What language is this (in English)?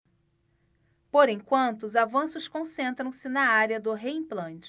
Portuguese